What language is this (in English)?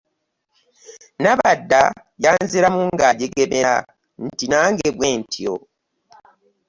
Ganda